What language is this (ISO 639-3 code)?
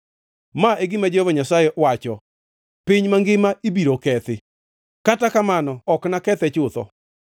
luo